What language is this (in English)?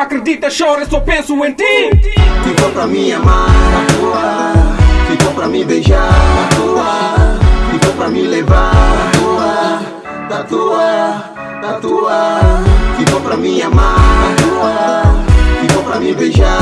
Portuguese